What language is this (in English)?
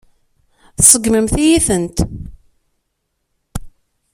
Kabyle